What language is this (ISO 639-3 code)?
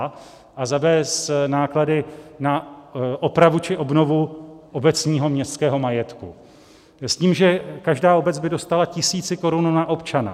ces